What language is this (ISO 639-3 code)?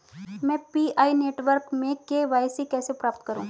hin